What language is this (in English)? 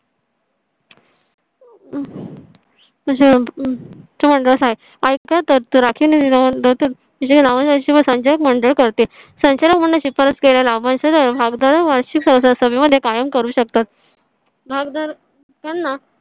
Marathi